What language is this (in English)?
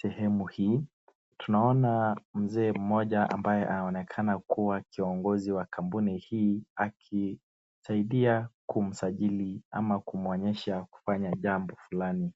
Swahili